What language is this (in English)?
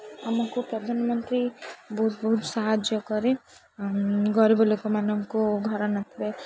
Odia